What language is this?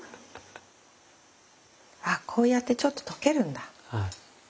Japanese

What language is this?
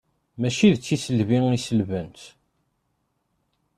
Kabyle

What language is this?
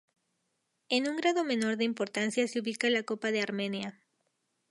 Spanish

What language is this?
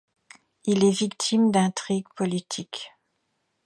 French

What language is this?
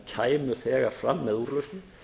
Icelandic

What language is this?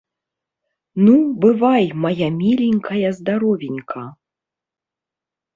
Belarusian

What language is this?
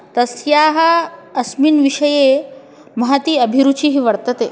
Sanskrit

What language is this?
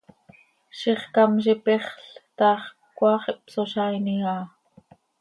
Seri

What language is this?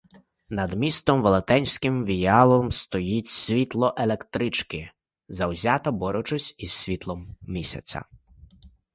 Ukrainian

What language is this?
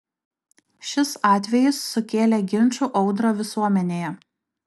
Lithuanian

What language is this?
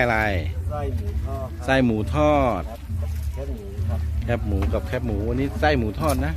Thai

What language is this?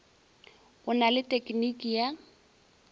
Northern Sotho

